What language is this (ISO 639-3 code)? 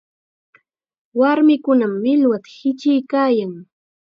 qxa